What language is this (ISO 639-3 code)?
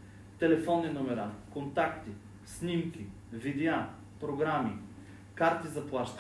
bul